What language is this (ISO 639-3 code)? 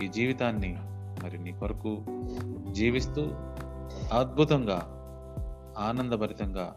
tel